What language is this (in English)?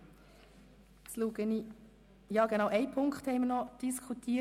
Swiss German